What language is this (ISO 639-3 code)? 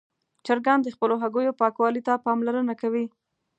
pus